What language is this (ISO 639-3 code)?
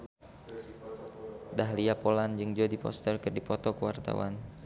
sun